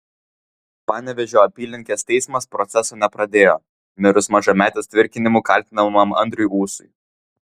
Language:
Lithuanian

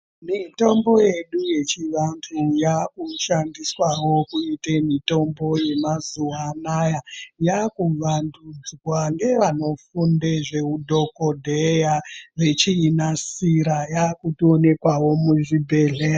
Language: Ndau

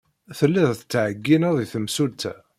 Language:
Kabyle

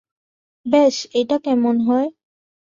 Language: Bangla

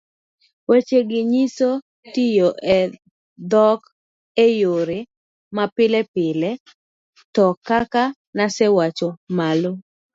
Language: Luo (Kenya and Tanzania)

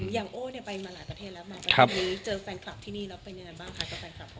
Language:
Thai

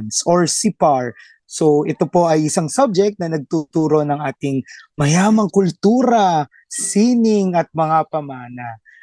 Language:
Filipino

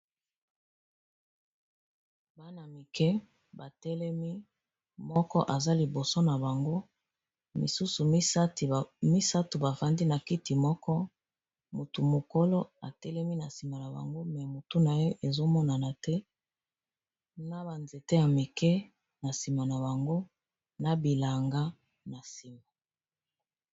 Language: Lingala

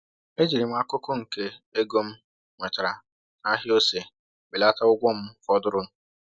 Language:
Igbo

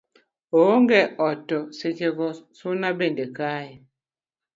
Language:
Luo (Kenya and Tanzania)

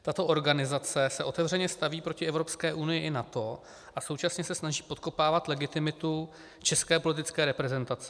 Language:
Czech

